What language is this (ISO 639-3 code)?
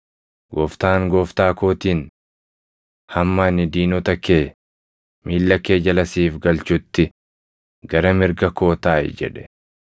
orm